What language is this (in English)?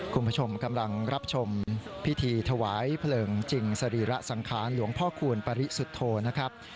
Thai